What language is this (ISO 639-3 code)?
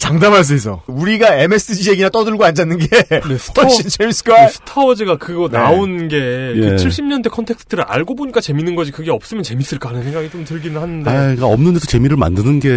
kor